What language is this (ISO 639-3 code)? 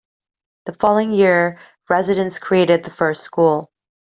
eng